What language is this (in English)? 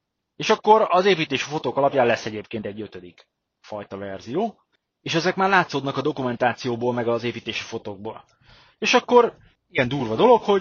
Hungarian